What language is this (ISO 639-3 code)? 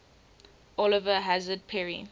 eng